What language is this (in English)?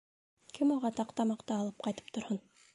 Bashkir